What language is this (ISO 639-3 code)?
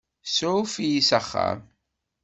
kab